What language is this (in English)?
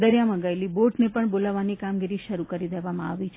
Gujarati